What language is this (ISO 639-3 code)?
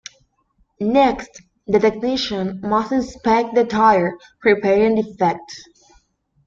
eng